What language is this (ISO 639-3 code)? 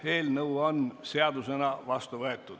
est